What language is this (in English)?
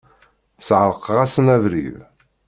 Kabyle